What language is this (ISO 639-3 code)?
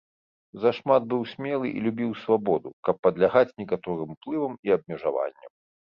bel